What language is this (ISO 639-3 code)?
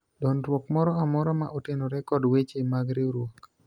luo